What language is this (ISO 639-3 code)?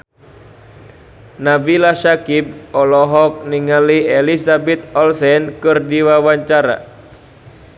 sun